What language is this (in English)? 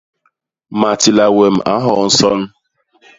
Basaa